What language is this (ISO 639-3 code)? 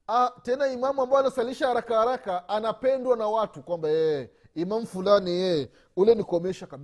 swa